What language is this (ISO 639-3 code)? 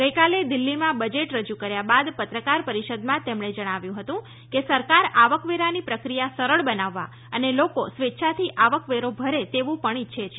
guj